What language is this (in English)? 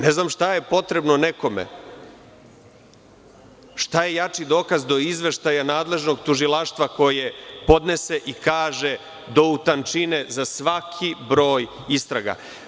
Serbian